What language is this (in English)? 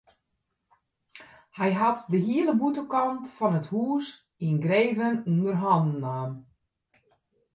Western Frisian